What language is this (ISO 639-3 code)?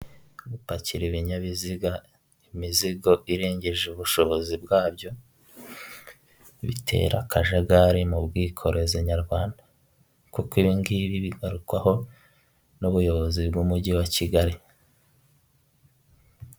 kin